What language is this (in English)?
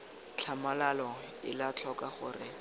Tswana